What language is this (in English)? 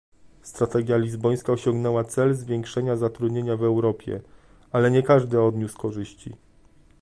Polish